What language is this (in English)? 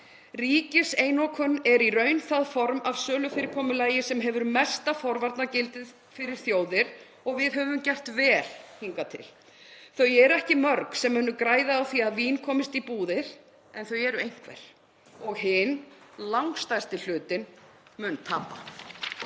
Icelandic